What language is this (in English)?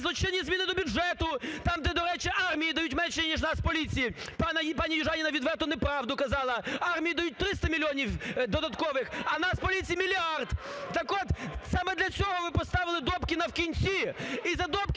Ukrainian